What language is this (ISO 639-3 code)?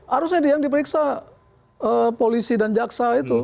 ind